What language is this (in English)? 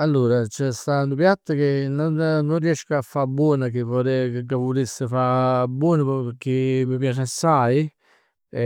Neapolitan